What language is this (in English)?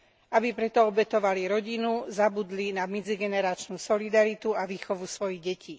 Slovak